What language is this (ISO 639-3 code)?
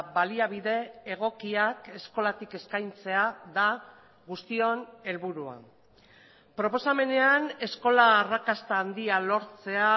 eus